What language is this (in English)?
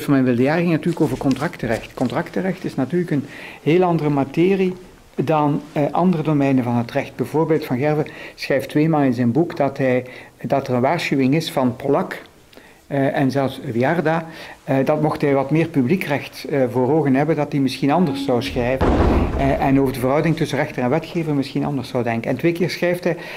Dutch